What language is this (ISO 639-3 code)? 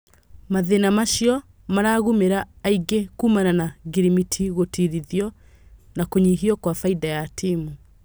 kik